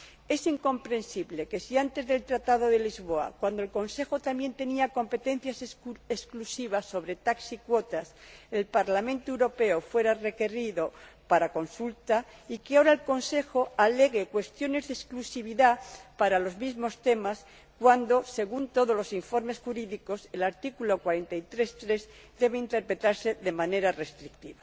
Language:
Spanish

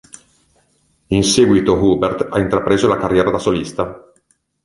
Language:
Italian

